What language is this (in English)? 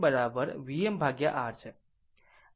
Gujarati